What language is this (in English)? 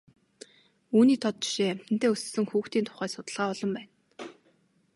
Mongolian